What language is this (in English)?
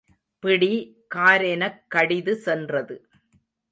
Tamil